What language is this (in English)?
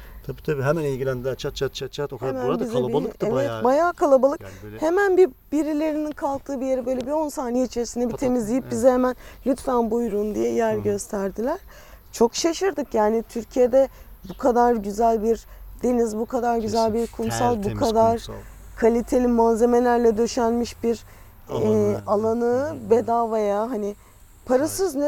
Turkish